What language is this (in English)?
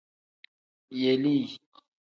Tem